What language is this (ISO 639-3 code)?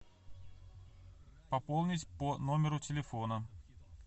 rus